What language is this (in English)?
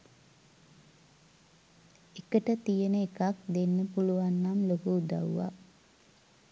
Sinhala